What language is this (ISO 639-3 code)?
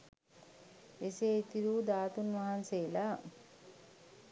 sin